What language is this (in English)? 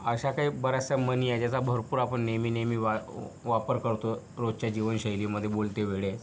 Marathi